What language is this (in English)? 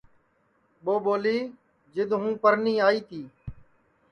Sansi